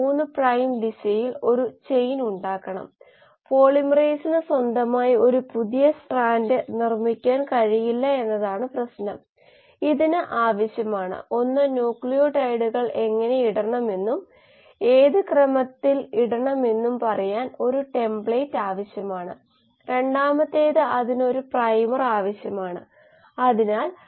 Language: Malayalam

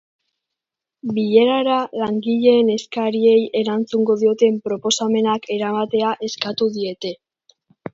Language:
Basque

